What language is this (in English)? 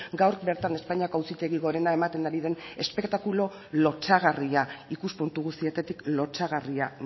Basque